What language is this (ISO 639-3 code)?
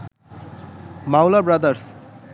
ben